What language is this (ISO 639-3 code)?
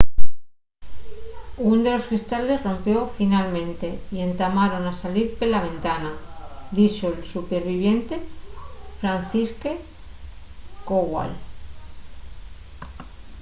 ast